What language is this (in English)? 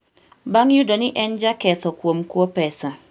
Luo (Kenya and Tanzania)